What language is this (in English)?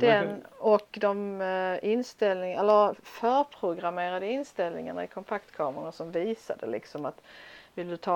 Swedish